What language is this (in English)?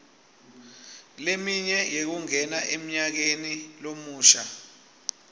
Swati